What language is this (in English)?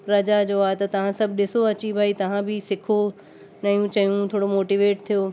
Sindhi